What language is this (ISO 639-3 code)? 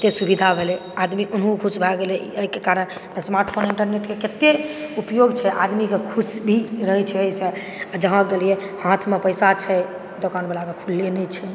mai